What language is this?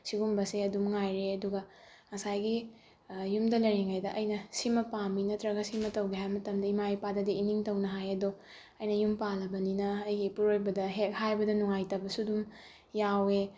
Manipuri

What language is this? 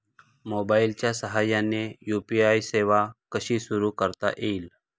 Marathi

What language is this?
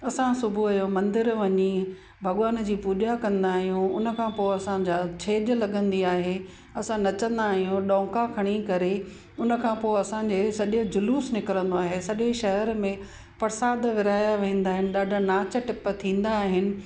Sindhi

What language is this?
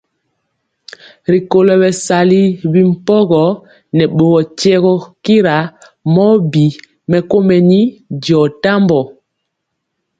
Mpiemo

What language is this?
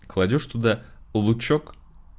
Russian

